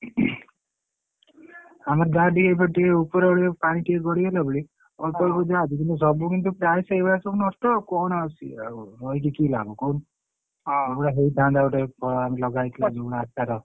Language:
Odia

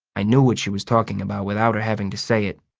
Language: English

